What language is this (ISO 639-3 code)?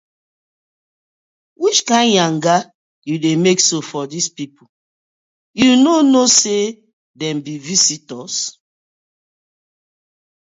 pcm